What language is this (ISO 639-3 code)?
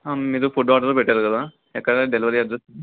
tel